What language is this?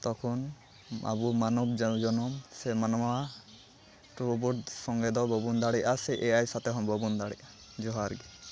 Santali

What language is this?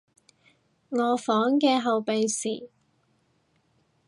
Cantonese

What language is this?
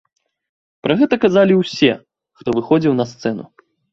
Belarusian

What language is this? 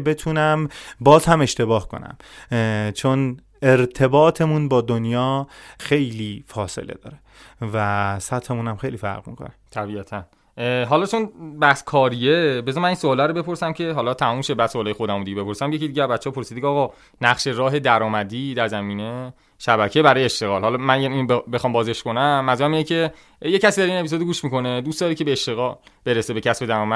Persian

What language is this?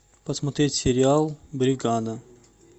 Russian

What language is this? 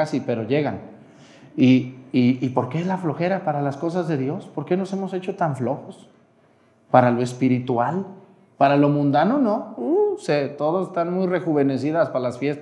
Spanish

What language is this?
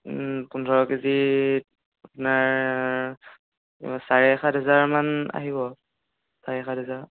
Assamese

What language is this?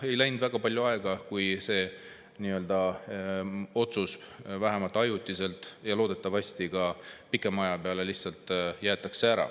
Estonian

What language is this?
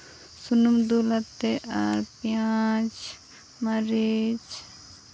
Santali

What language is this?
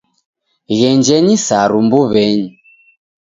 Taita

